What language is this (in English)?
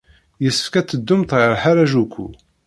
Kabyle